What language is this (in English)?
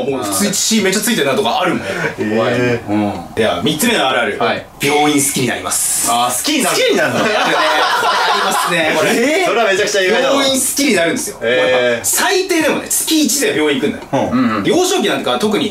Japanese